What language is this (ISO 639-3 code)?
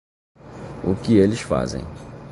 por